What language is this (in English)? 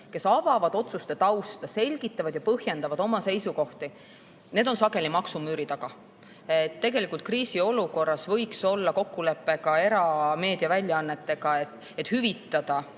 Estonian